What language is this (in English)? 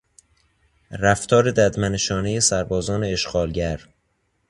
Persian